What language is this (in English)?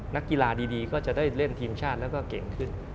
Thai